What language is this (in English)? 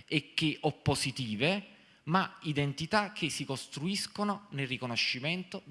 Italian